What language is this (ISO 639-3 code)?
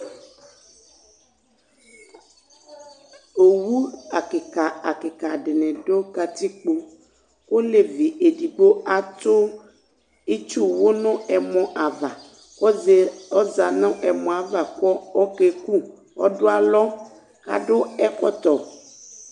kpo